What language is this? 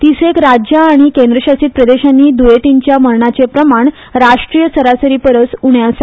Konkani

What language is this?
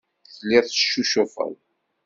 Kabyle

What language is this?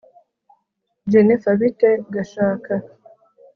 Kinyarwanda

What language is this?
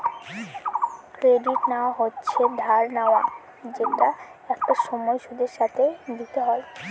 Bangla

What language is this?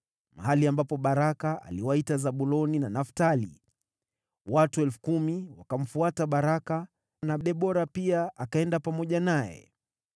Swahili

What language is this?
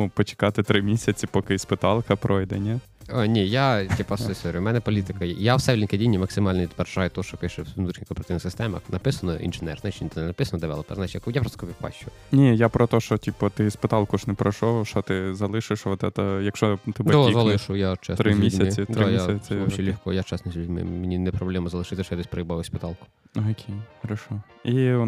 Ukrainian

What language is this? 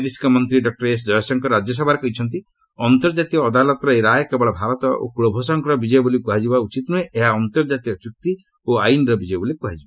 Odia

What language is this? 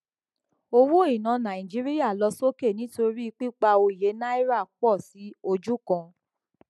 Yoruba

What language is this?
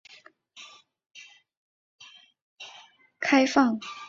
Chinese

